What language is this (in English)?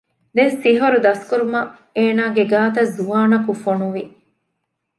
Divehi